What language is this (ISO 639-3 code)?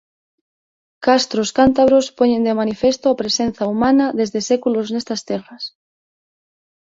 glg